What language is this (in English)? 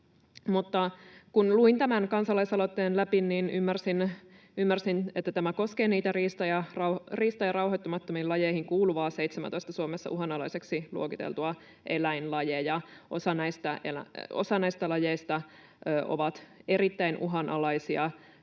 Finnish